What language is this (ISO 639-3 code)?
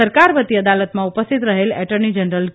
guj